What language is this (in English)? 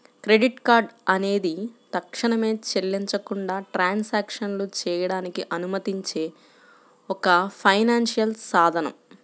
Telugu